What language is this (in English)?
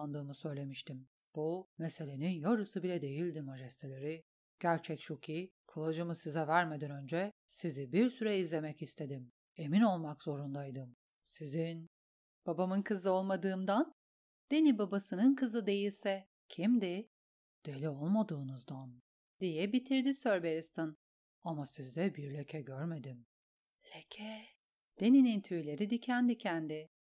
Turkish